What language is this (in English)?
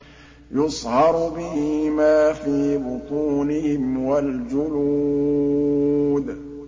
Arabic